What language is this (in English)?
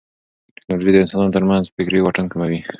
Pashto